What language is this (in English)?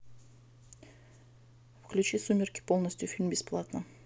Russian